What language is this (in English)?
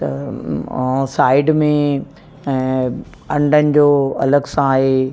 Sindhi